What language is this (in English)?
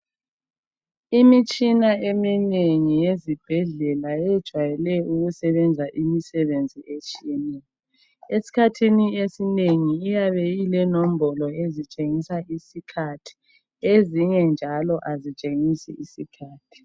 North Ndebele